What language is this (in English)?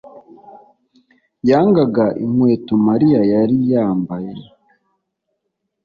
Kinyarwanda